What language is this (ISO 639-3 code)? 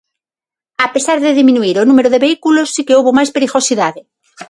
glg